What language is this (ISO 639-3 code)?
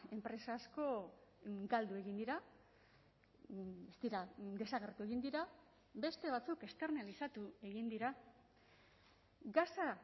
eus